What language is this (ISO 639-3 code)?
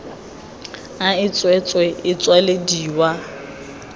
tsn